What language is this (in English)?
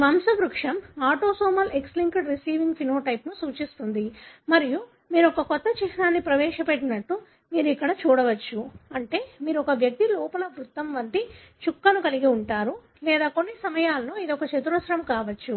Telugu